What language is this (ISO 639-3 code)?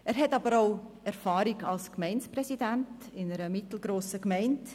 gsw